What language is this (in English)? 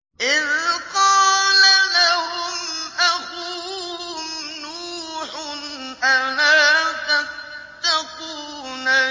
Arabic